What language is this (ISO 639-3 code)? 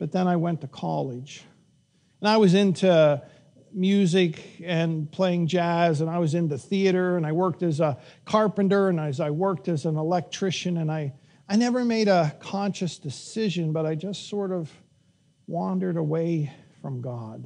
eng